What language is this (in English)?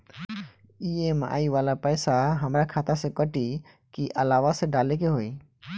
Bhojpuri